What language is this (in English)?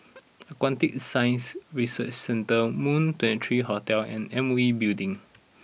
English